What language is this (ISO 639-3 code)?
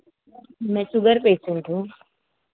hin